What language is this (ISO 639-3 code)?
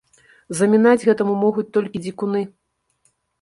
bel